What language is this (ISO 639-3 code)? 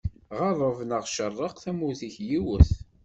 kab